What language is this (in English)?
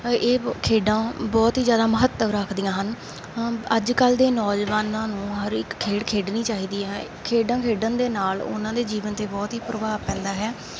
Punjabi